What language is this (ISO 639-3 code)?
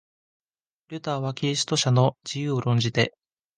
jpn